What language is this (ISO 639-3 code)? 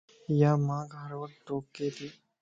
lss